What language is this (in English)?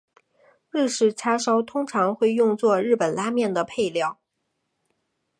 Chinese